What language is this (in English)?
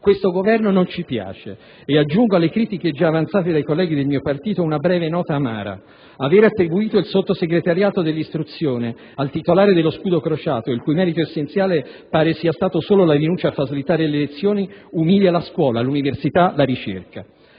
Italian